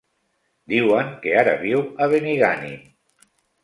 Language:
Catalan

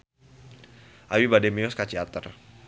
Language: Sundanese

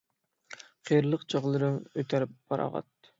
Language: Uyghur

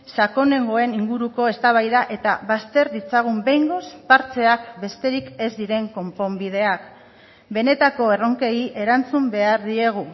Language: Basque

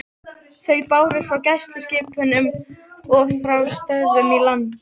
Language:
Icelandic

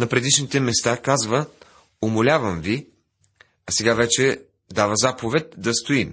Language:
Bulgarian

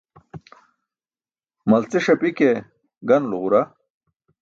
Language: Burushaski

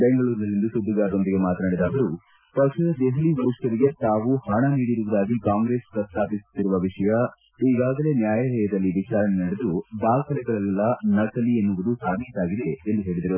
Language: Kannada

